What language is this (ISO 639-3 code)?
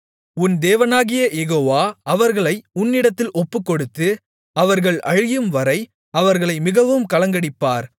tam